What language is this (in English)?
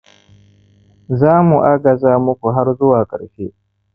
Hausa